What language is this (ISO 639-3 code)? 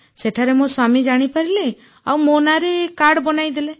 ori